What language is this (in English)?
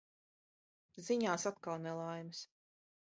Latvian